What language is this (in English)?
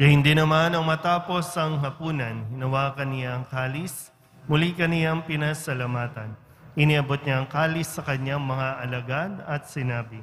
Filipino